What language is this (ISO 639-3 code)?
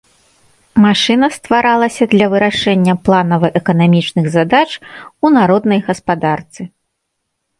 bel